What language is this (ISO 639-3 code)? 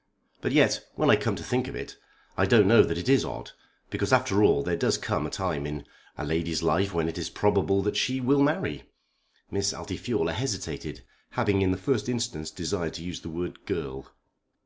eng